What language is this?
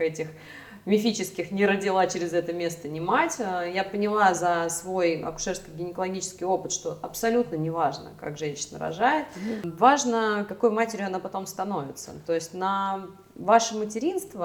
Russian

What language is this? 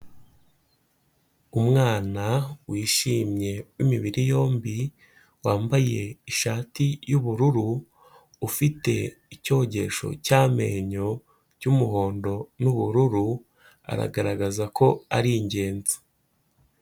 Kinyarwanda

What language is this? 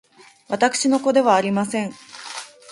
Japanese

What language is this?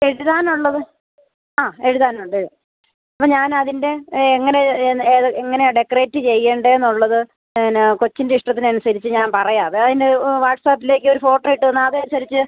Malayalam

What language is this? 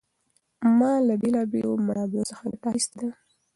Pashto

